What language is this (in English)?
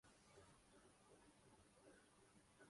Urdu